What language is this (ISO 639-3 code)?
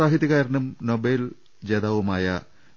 mal